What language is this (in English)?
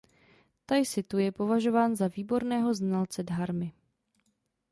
Czech